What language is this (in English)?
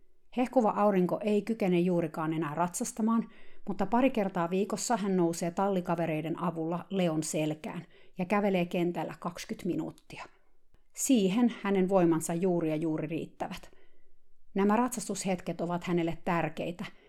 Finnish